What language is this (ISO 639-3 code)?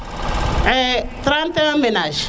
srr